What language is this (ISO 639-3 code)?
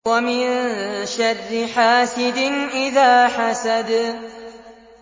ara